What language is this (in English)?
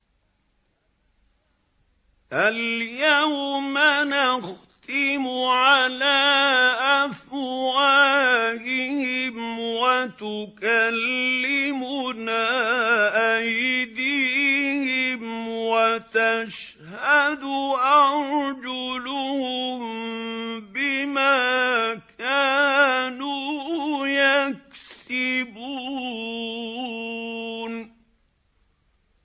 Arabic